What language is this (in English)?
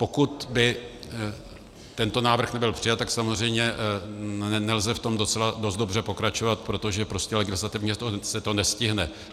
Czech